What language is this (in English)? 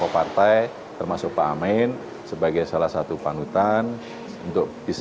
Indonesian